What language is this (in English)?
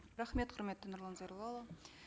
Kazakh